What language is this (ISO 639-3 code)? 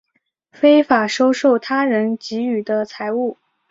zho